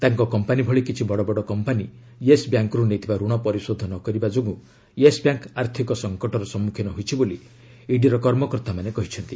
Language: Odia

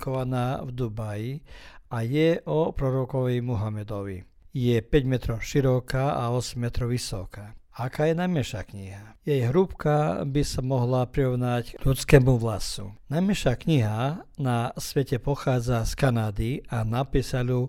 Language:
Croatian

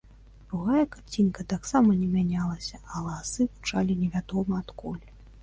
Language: Belarusian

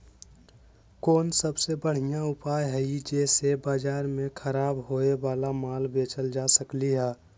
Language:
Magahi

